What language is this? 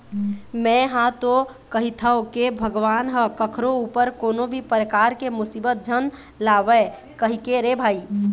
Chhattisgarhi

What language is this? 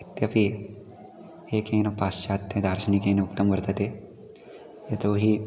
Sanskrit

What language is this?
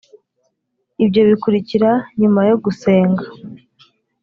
Kinyarwanda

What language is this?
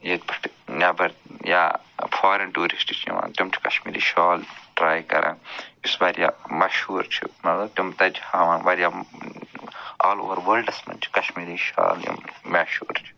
Kashmiri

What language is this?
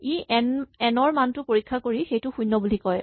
Assamese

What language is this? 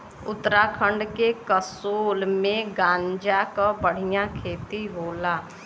Bhojpuri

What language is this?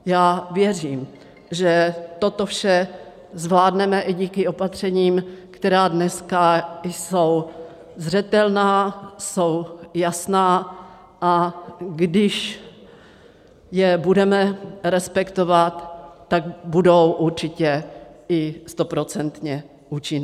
Czech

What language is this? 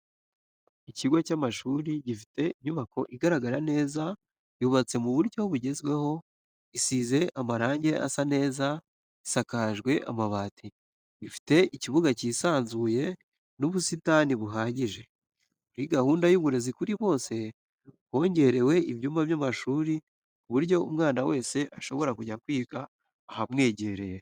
Kinyarwanda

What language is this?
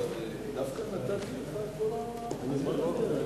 Hebrew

